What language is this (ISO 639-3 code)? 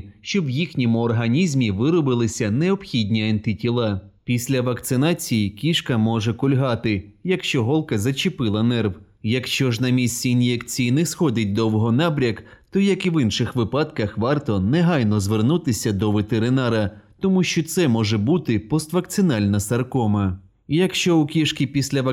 ukr